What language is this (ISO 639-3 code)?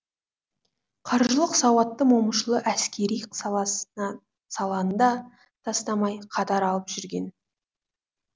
kaz